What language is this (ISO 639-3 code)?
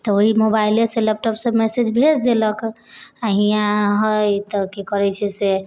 mai